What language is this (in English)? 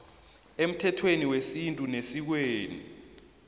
South Ndebele